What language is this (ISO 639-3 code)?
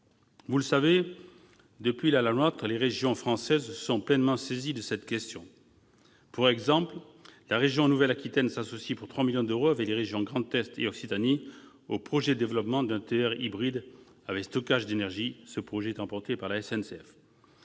fra